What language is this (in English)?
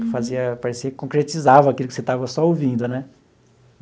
Portuguese